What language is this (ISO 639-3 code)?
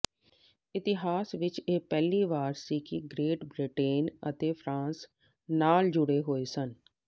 pan